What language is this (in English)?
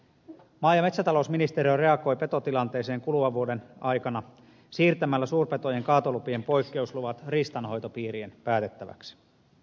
Finnish